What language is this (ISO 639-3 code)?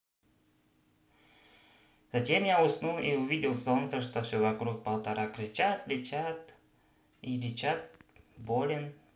rus